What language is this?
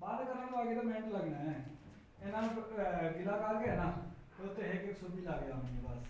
Urdu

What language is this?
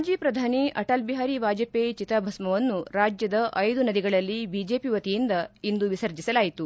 Kannada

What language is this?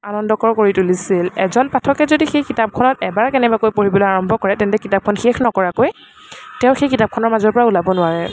Assamese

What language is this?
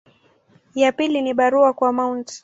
Swahili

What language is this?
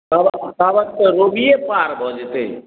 Maithili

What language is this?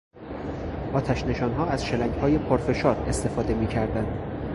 Persian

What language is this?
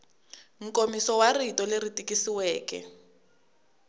Tsonga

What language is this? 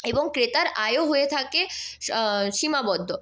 Bangla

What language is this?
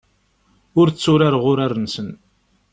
Kabyle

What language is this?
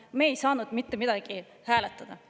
Estonian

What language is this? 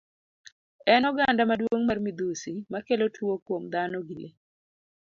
Luo (Kenya and Tanzania)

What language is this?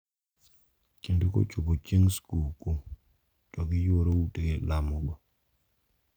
Luo (Kenya and Tanzania)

